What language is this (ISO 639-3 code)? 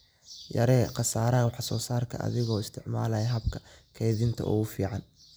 som